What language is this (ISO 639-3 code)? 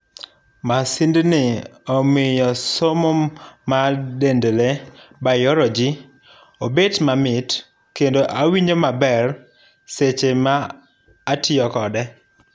luo